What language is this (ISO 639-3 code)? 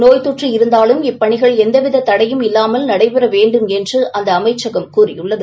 tam